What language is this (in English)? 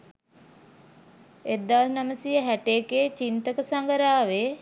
Sinhala